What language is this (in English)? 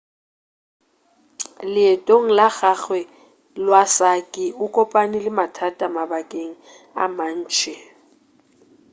Northern Sotho